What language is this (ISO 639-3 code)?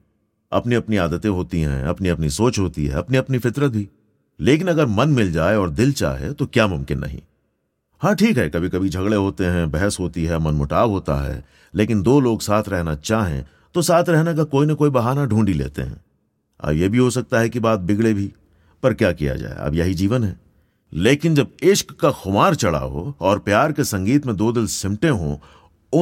hin